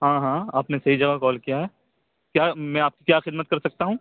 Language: Urdu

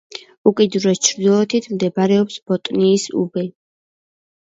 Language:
Georgian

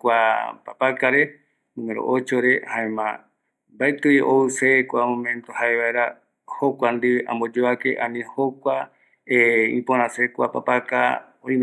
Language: Eastern Bolivian Guaraní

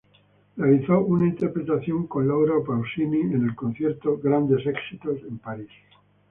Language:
Spanish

